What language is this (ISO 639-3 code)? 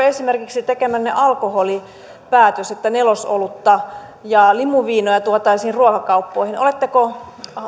fin